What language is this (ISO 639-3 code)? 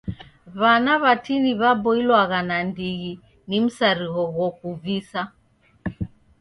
dav